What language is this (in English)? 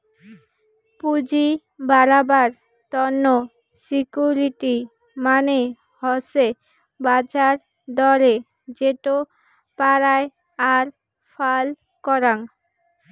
Bangla